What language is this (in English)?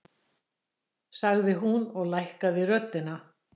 Icelandic